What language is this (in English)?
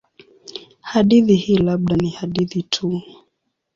Swahili